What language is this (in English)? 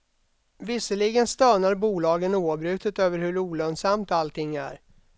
Swedish